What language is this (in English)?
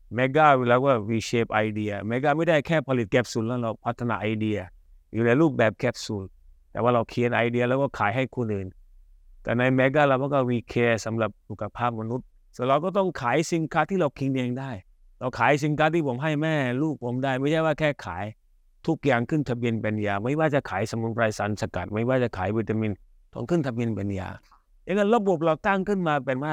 Thai